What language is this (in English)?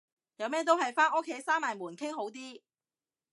Cantonese